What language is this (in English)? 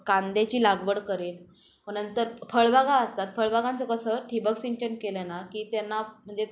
Marathi